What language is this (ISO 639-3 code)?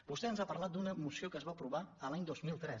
cat